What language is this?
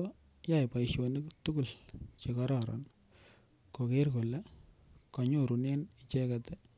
Kalenjin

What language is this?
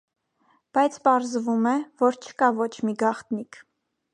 Armenian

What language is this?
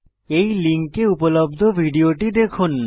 Bangla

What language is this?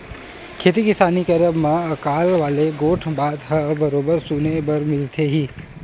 Chhattisgarhi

